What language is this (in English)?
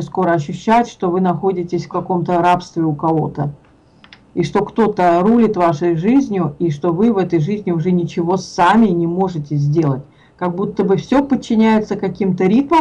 Russian